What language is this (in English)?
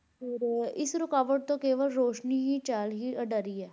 Punjabi